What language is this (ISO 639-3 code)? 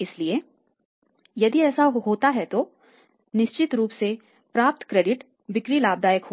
hin